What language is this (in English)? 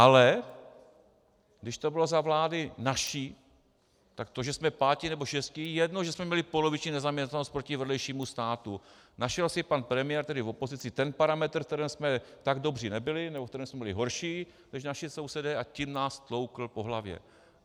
Czech